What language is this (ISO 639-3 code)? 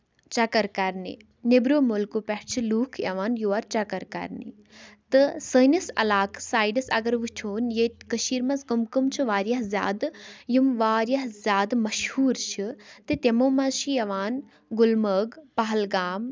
kas